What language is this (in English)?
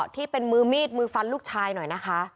Thai